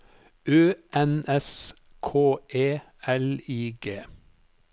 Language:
Norwegian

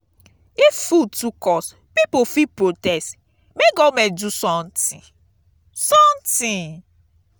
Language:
Nigerian Pidgin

